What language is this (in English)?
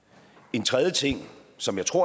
Danish